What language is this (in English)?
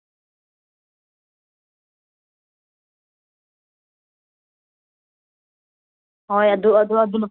Manipuri